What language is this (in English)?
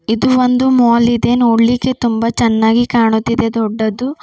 Kannada